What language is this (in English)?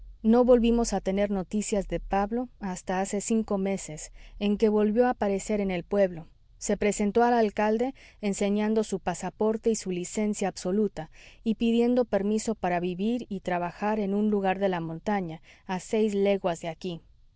Spanish